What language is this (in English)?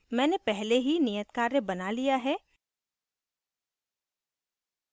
Hindi